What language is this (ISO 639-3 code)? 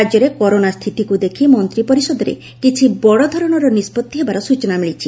ori